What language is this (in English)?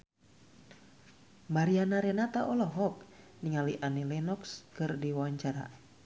Sundanese